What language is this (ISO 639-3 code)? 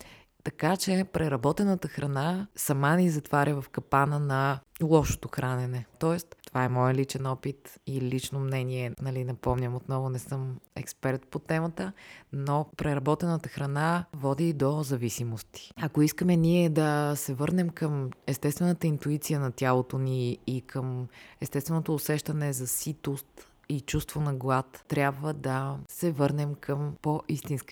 bul